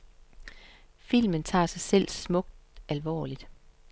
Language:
Danish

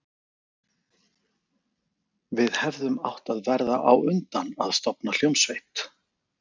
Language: Icelandic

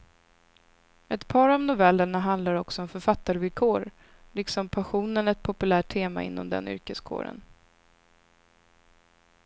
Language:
Swedish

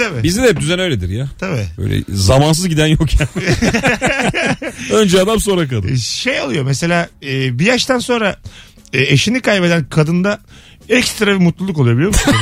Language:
Turkish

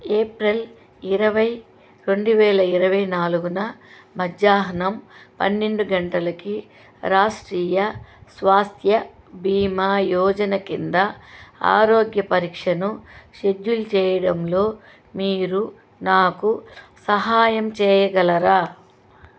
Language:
Telugu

